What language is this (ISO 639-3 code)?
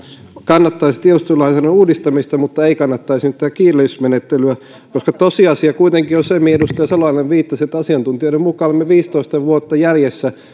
fin